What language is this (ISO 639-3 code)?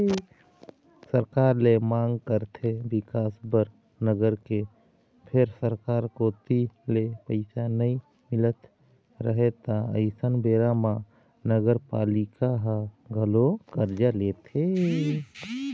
hne